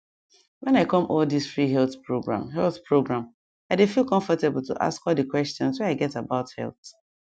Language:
Nigerian Pidgin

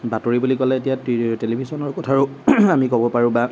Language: Assamese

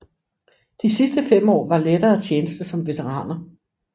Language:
Danish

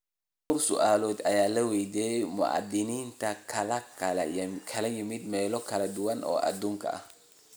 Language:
Somali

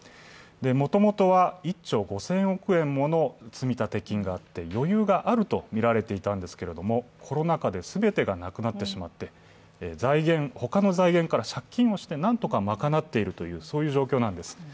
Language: Japanese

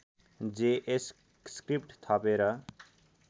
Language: Nepali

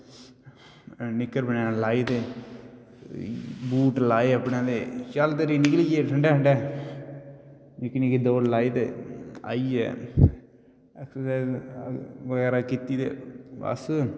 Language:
Dogri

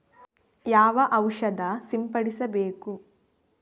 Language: Kannada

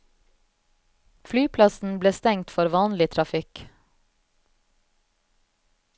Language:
Norwegian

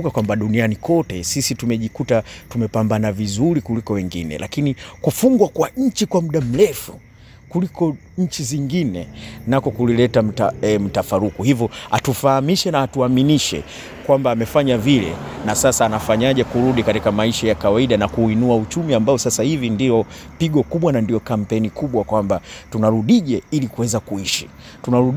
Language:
Swahili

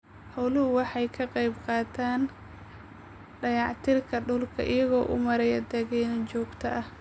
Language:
Somali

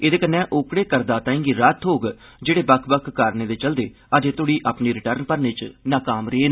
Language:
Dogri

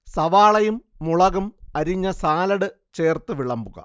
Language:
Malayalam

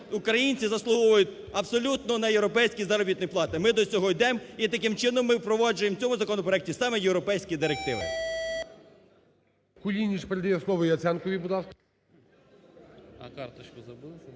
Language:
Ukrainian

